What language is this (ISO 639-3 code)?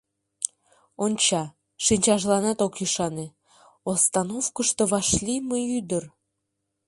chm